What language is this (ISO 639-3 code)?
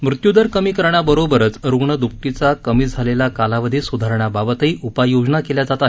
mar